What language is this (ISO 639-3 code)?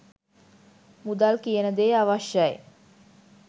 sin